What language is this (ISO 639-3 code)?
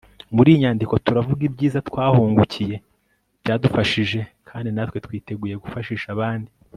kin